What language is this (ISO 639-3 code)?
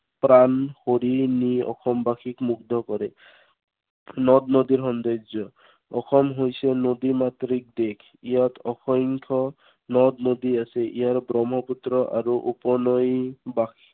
asm